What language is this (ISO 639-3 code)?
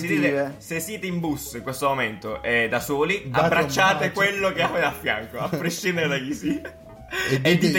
ita